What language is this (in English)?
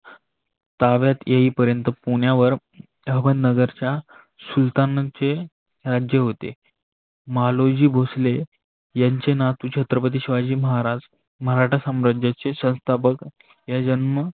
Marathi